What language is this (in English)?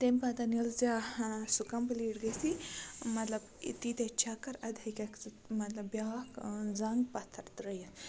Kashmiri